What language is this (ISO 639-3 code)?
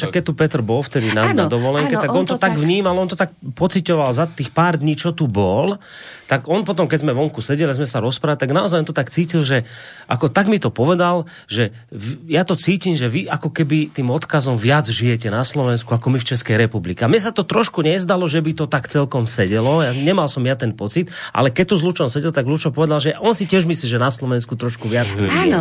slk